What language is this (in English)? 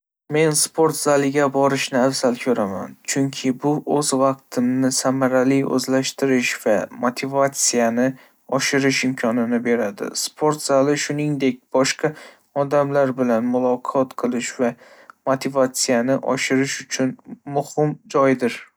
Uzbek